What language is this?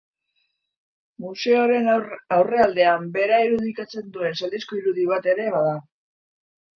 Basque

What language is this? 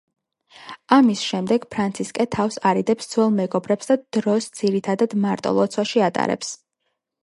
Georgian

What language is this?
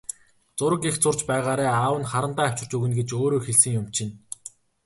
Mongolian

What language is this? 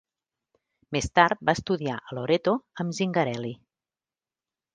Catalan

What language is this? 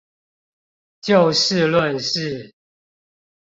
Chinese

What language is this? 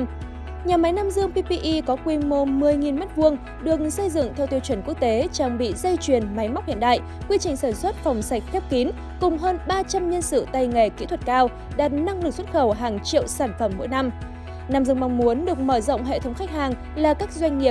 Vietnamese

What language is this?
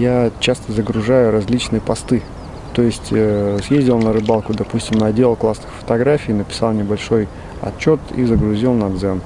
Russian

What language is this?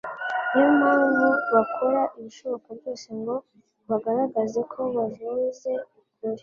Kinyarwanda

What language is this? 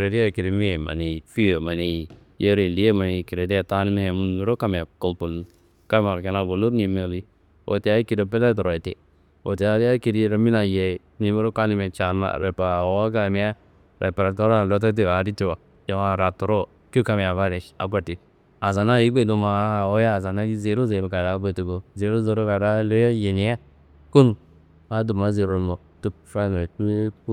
Kanembu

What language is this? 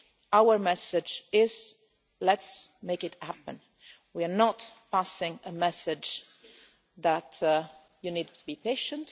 English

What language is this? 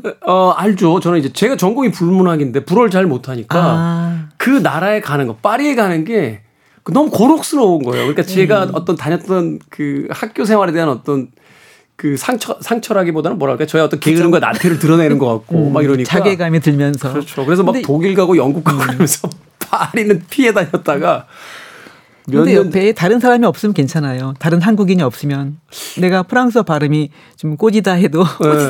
Korean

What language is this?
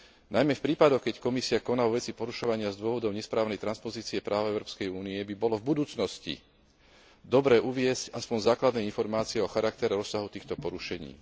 Slovak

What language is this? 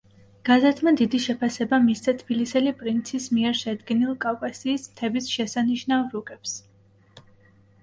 Georgian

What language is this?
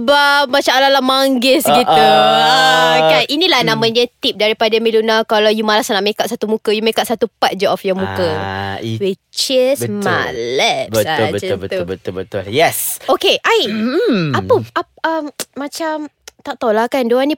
Malay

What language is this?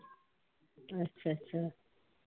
Punjabi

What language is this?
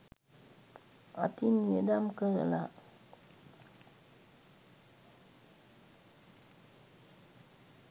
Sinhala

